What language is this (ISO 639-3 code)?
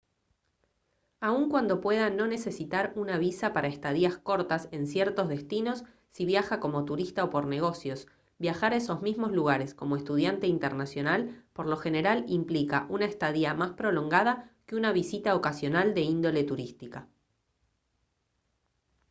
spa